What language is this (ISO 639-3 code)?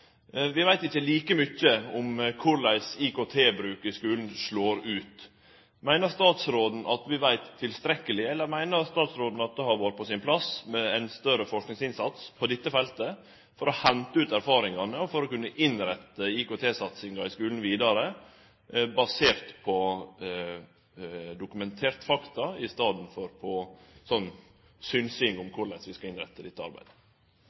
nno